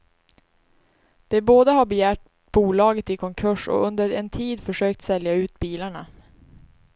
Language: Swedish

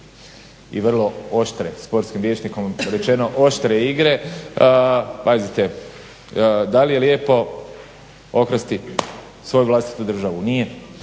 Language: Croatian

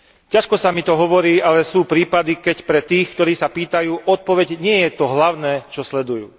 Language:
Slovak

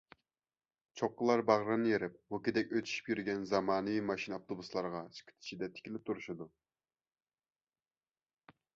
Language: Uyghur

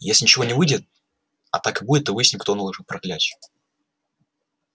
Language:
Russian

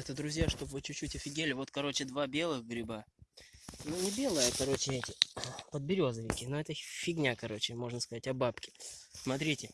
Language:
Russian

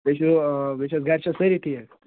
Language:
Kashmiri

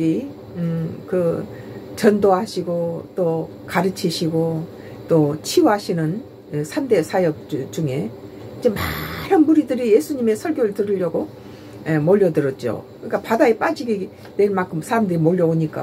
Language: Korean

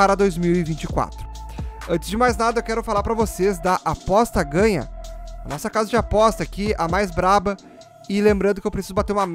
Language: Portuguese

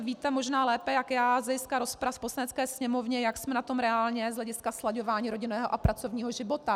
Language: Czech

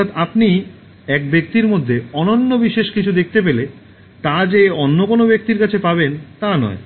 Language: Bangla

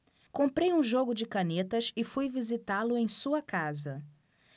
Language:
Portuguese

